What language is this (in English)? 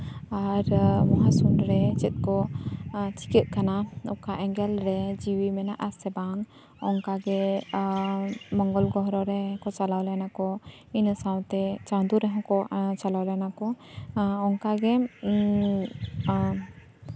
Santali